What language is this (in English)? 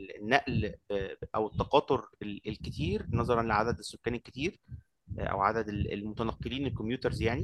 Arabic